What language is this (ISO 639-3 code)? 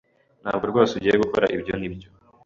kin